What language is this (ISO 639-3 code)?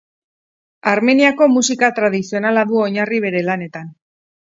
eus